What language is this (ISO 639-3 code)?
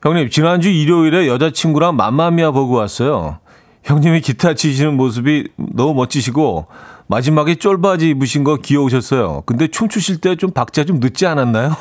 kor